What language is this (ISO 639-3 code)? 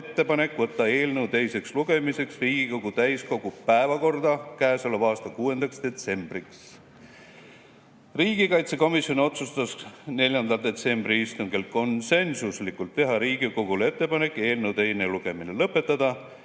est